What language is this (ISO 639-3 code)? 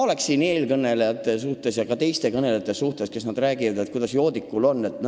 est